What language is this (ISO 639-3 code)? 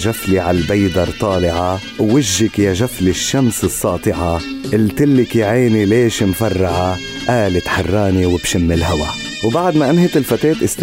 ara